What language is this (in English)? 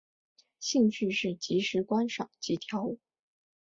Chinese